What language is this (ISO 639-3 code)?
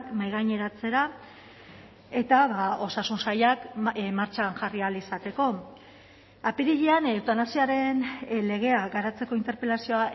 eus